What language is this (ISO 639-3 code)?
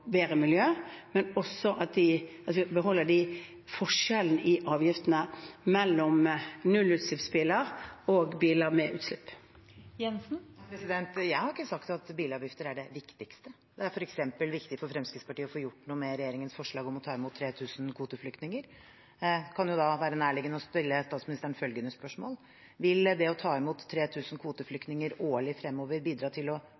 nor